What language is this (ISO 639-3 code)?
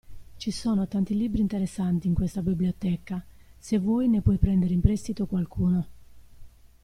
ita